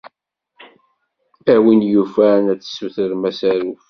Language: Kabyle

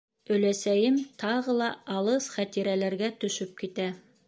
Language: Bashkir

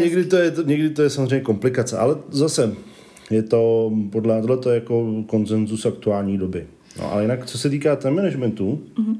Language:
Czech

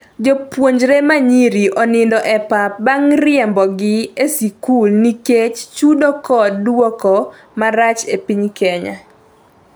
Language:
Luo (Kenya and Tanzania)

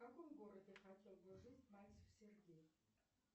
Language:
Russian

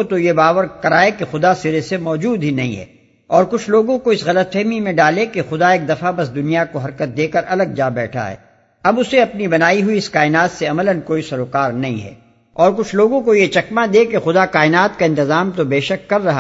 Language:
Urdu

